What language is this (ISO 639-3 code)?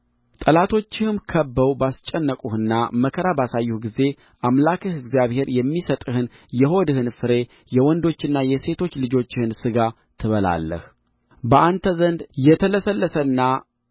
amh